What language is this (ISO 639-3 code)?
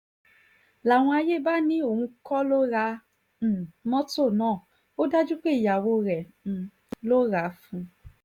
yor